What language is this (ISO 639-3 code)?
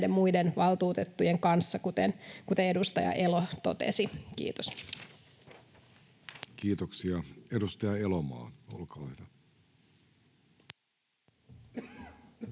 fin